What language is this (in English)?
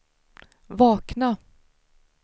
Swedish